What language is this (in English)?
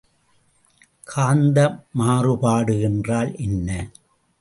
Tamil